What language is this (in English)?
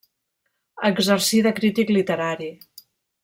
Catalan